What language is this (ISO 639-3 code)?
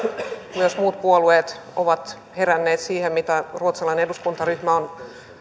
fin